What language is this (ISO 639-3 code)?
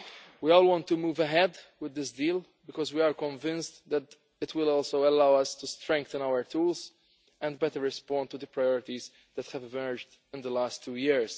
eng